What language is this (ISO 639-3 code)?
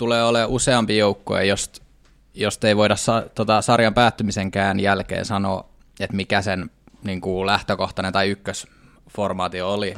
fin